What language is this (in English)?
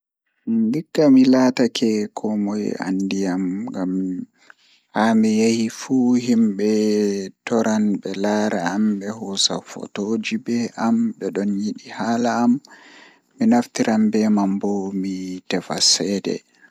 Fula